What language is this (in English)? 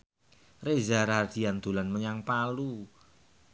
Javanese